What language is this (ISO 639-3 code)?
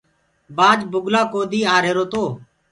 ggg